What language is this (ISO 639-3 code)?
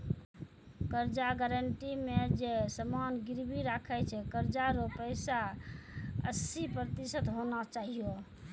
mai